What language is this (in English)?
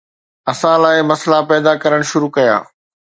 Sindhi